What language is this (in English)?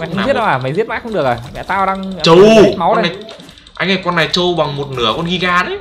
Vietnamese